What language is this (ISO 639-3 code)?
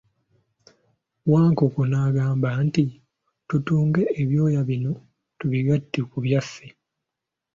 lug